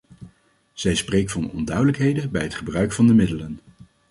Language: Dutch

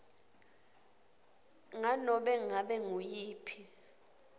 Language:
Swati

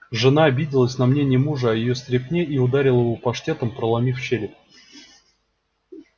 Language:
Russian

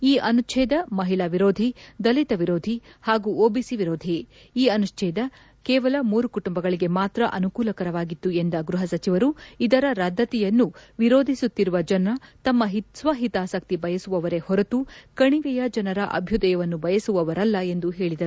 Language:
Kannada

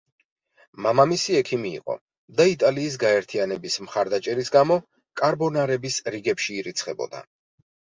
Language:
Georgian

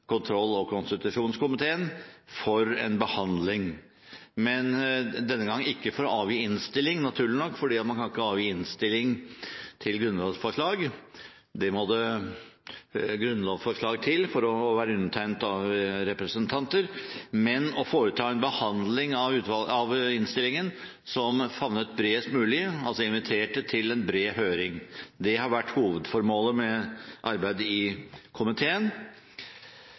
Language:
Norwegian Bokmål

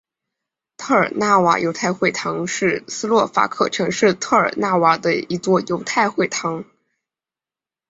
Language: Chinese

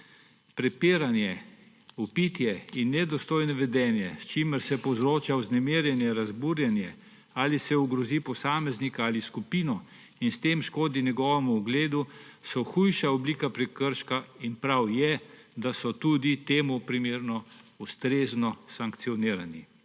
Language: Slovenian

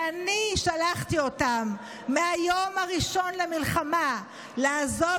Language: Hebrew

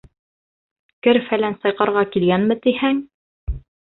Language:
Bashkir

